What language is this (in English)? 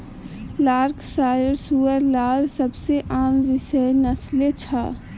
Magahi